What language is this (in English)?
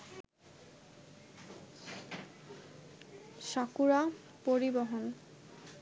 Bangla